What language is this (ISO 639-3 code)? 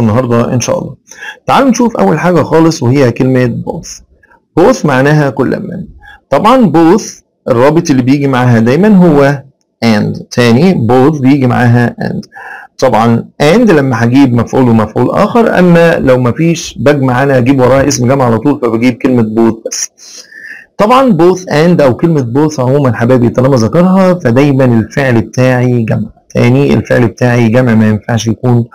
ara